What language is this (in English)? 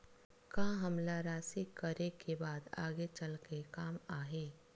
Chhattisgarhi